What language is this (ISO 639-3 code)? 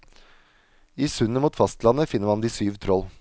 nor